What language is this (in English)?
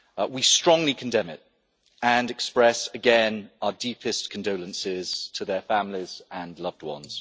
English